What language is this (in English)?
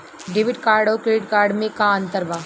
Bhojpuri